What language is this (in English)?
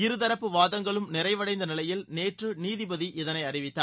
Tamil